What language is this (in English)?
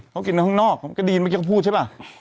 Thai